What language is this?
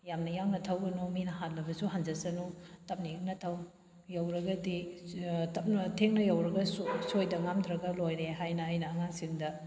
Manipuri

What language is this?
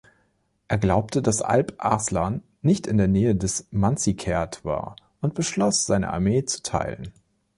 German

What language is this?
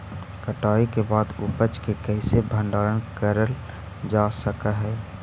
Magahi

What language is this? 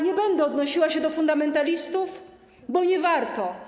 Polish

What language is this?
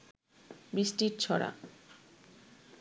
Bangla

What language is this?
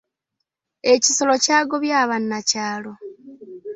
Ganda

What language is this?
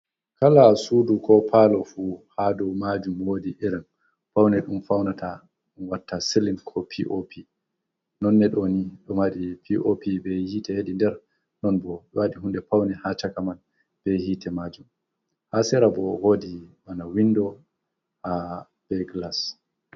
Fula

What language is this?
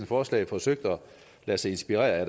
Danish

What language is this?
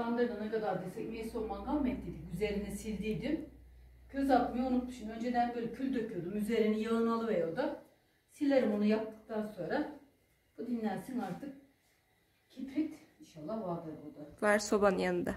Turkish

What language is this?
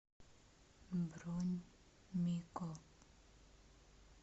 Russian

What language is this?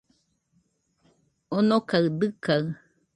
Nüpode Huitoto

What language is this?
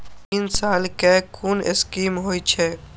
Maithili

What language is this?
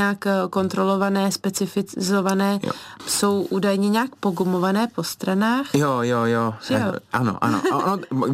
Czech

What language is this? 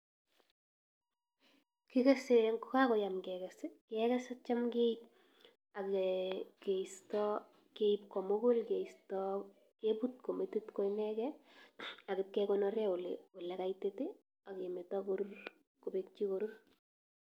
Kalenjin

